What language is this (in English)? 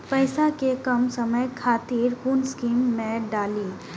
Maithili